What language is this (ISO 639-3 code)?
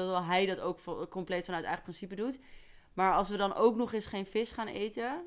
nld